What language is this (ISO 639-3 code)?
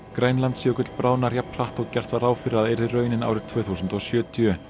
isl